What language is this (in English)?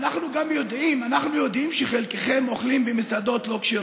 Hebrew